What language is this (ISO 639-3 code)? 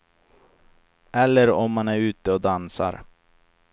swe